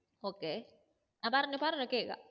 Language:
Malayalam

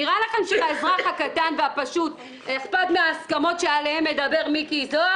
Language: Hebrew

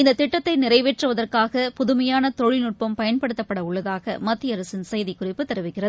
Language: Tamil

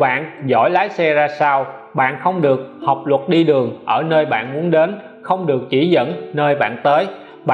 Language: Vietnamese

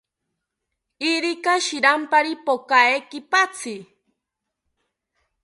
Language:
South Ucayali Ashéninka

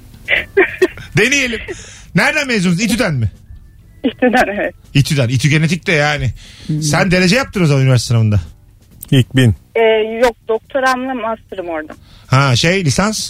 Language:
Turkish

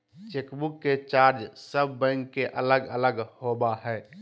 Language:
Magahi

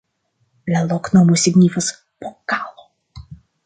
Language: Esperanto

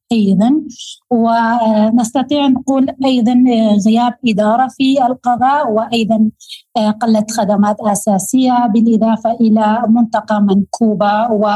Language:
Arabic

